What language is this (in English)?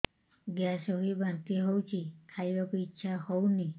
Odia